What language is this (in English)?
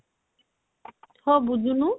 Odia